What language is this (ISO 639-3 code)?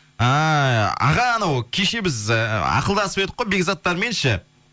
kaz